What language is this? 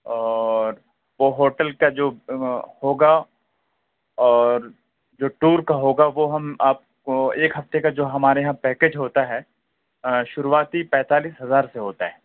Urdu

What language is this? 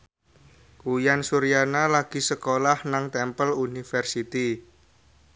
Javanese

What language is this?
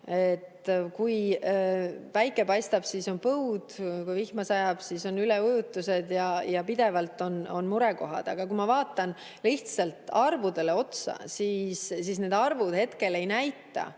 Estonian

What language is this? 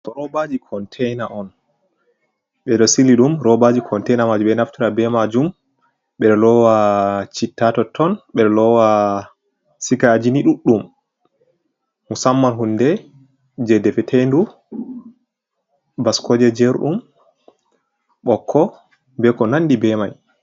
Fula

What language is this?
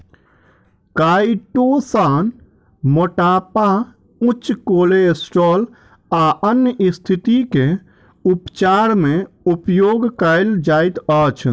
Maithili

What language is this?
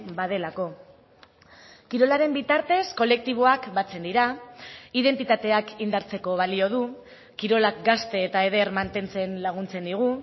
Basque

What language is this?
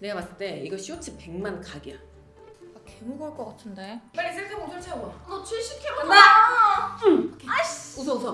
Korean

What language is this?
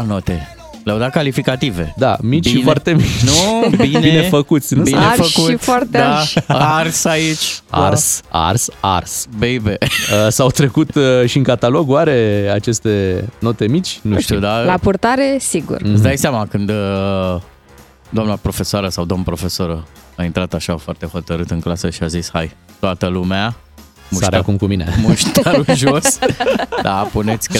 Romanian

